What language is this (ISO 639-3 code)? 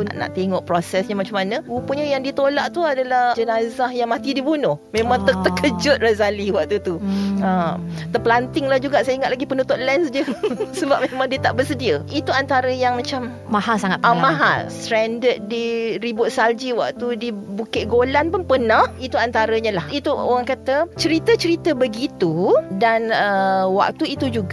msa